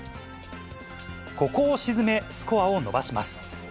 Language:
Japanese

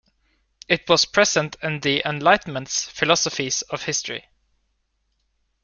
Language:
English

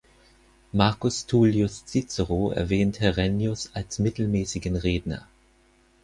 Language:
German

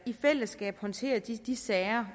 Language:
Danish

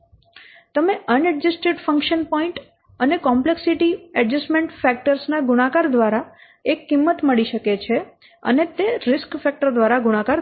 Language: Gujarati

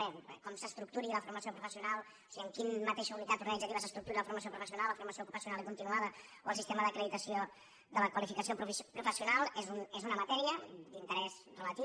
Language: Catalan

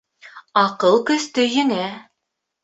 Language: Bashkir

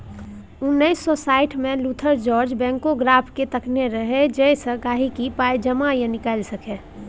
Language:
Maithili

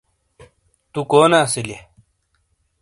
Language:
Shina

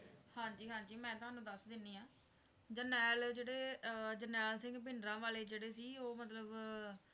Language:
Punjabi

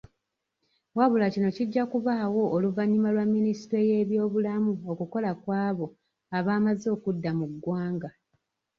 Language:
Ganda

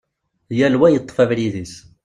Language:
Kabyle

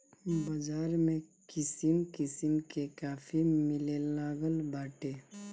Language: Bhojpuri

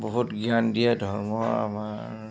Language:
Assamese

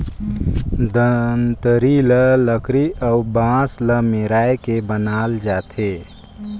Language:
Chhattisgarhi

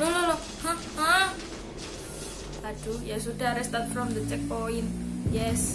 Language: Indonesian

